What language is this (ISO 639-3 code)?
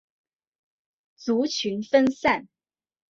zho